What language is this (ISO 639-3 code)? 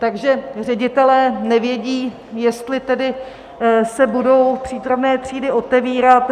ces